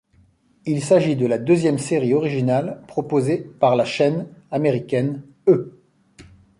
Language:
French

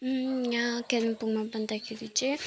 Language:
Nepali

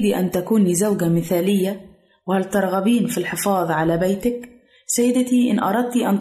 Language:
Arabic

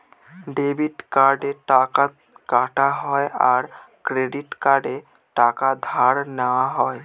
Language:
Bangla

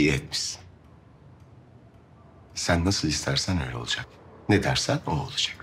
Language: Turkish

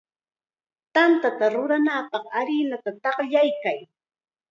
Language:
Chiquián Ancash Quechua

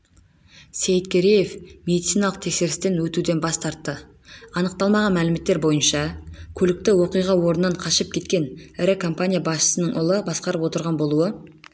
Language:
Kazakh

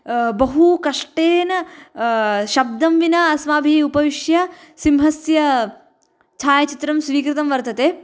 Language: Sanskrit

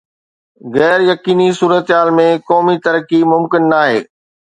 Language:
Sindhi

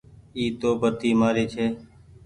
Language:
Goaria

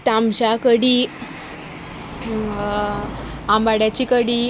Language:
Konkani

